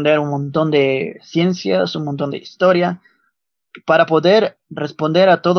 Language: Spanish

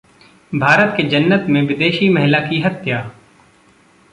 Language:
Hindi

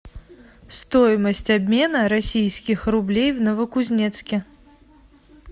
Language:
Russian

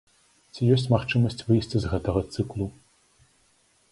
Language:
Belarusian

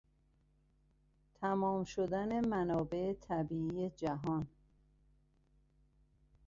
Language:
Persian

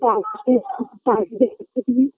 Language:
Bangla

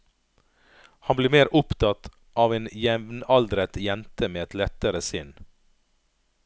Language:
Norwegian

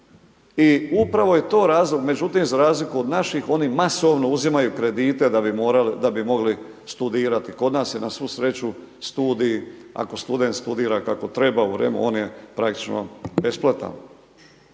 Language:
Croatian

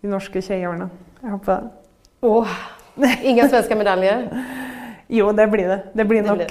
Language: Swedish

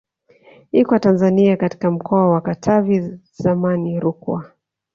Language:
Swahili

